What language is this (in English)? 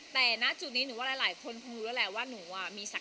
Thai